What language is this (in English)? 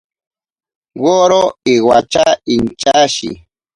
Ashéninka Perené